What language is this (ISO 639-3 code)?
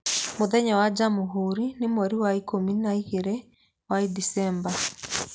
kik